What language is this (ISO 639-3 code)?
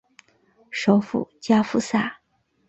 zho